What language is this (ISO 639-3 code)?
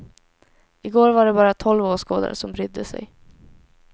swe